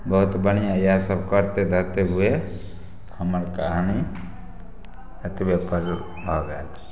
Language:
Maithili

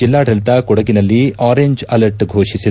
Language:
Kannada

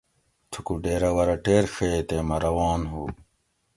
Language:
Gawri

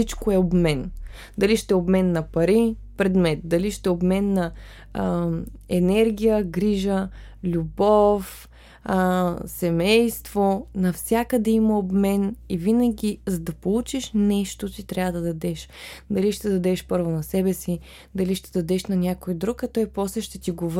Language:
Bulgarian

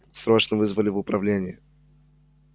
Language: Russian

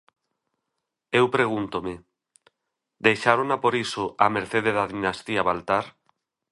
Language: Galician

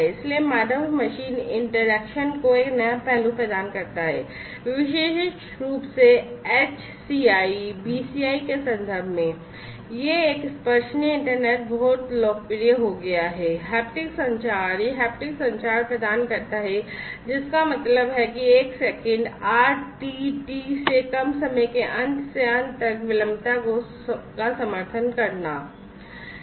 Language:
Hindi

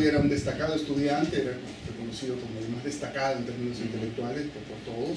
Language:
Spanish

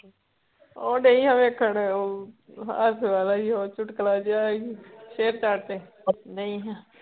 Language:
Punjabi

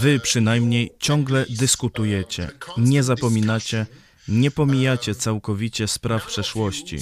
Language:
Polish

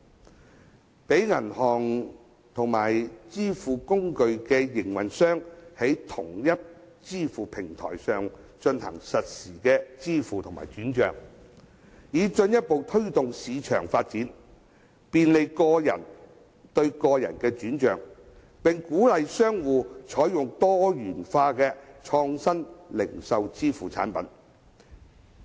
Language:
Cantonese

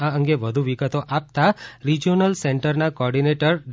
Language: Gujarati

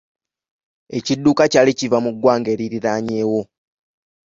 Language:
Ganda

